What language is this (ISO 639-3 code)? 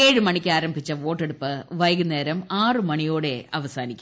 mal